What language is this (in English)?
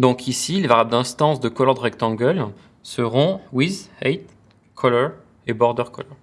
French